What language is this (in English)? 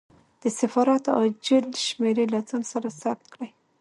Pashto